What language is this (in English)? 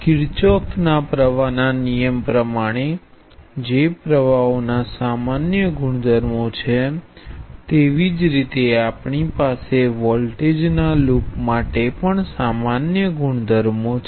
Gujarati